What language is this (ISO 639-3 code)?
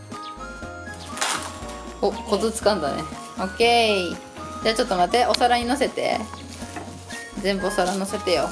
jpn